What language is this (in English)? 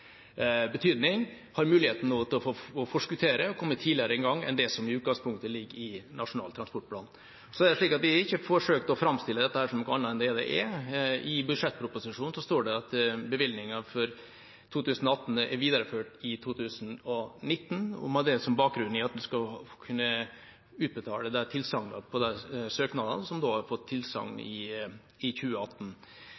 Norwegian